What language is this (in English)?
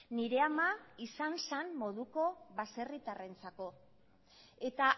Basque